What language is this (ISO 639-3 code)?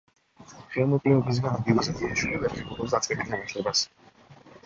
kat